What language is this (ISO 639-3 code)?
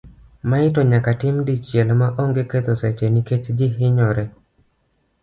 luo